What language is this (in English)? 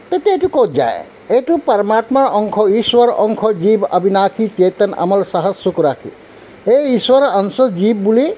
Assamese